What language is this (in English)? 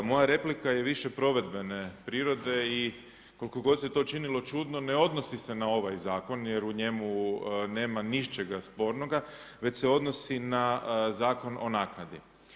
Croatian